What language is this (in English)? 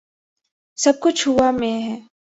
Urdu